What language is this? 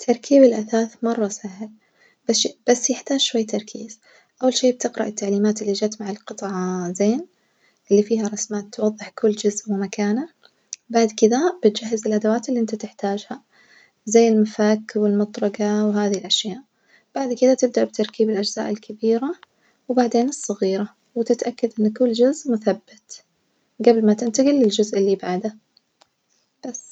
Najdi Arabic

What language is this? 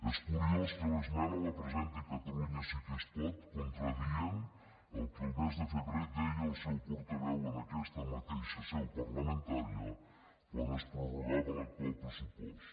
Catalan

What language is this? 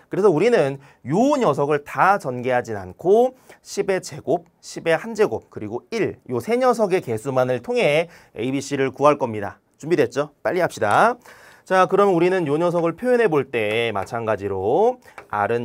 Korean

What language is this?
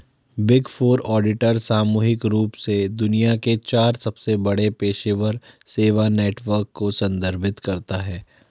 Hindi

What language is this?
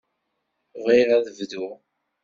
Kabyle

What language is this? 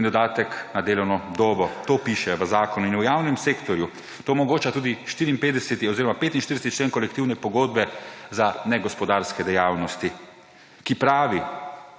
Slovenian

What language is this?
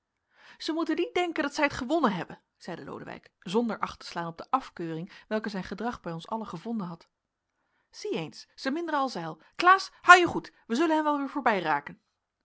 Dutch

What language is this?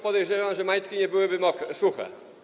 Polish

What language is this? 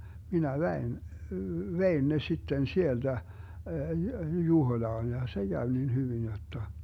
Finnish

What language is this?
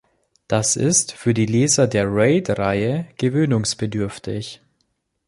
German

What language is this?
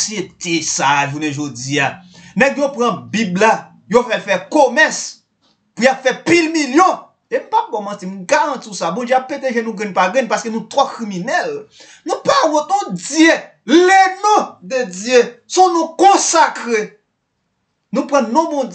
French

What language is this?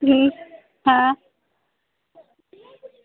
Dogri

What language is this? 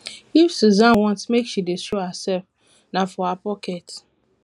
Nigerian Pidgin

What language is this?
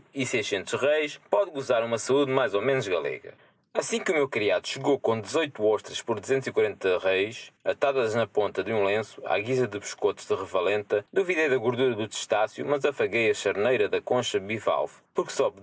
Portuguese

